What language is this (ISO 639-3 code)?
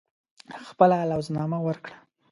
pus